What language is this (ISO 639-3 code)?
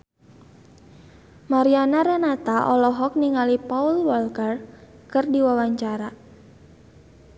sun